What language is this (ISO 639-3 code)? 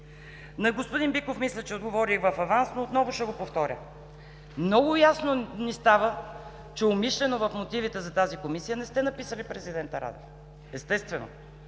bul